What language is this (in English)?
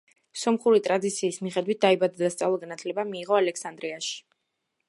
Georgian